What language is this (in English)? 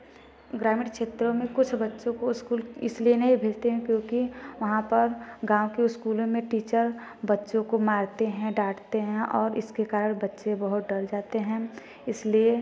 Hindi